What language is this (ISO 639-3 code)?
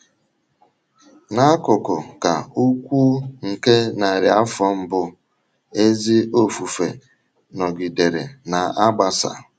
ibo